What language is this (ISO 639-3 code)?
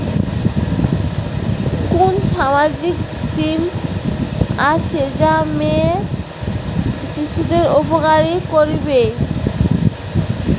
ben